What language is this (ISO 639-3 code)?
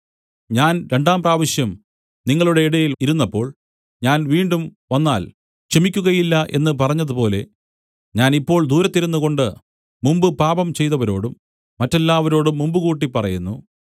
mal